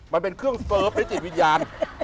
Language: Thai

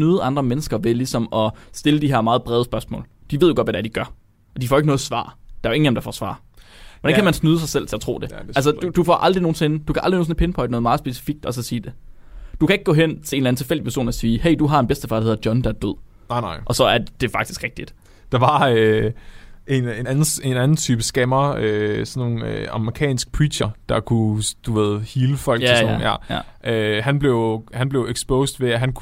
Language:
Danish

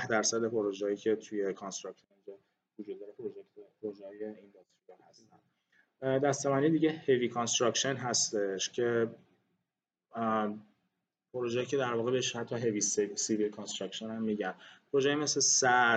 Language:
Persian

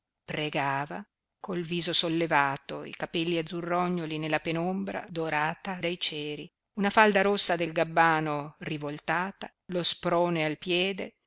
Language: Italian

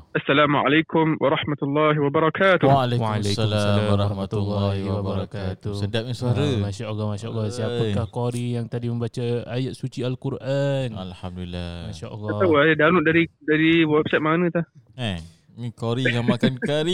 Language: Malay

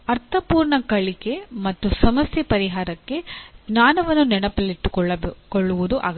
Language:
Kannada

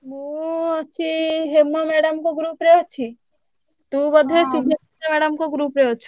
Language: Odia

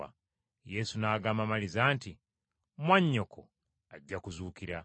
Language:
Ganda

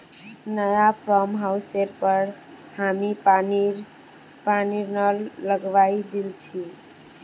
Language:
Magahi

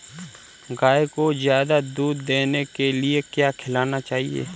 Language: Hindi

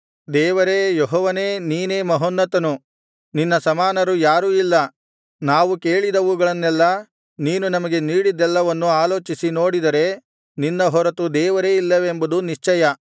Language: Kannada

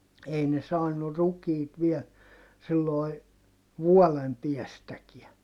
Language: Finnish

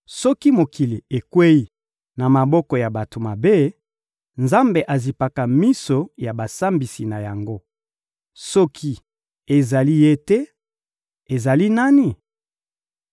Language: Lingala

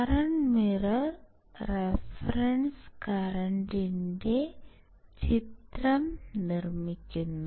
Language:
Malayalam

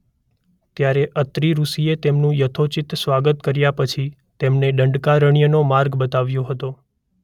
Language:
Gujarati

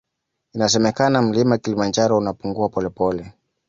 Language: Swahili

